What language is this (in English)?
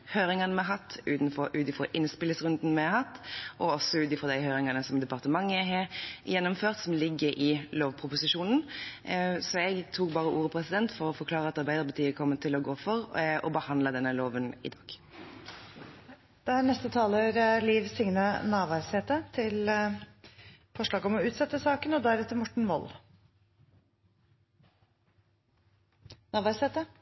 Norwegian